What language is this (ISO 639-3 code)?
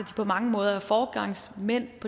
dan